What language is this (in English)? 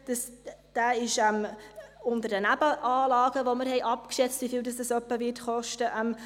Swiss German